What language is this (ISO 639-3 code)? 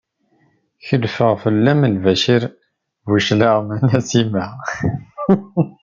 kab